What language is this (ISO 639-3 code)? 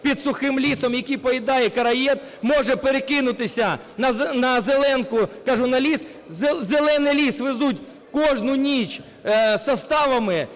ukr